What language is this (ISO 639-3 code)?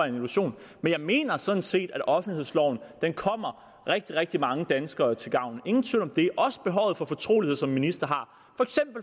dan